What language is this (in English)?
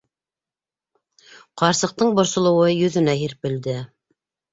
Bashkir